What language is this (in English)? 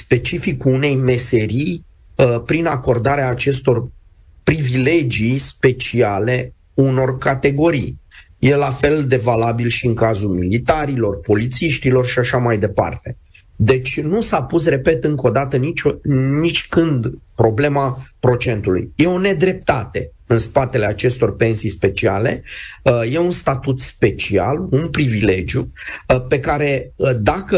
Romanian